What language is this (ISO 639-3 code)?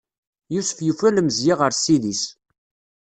kab